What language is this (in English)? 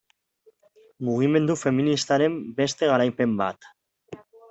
Basque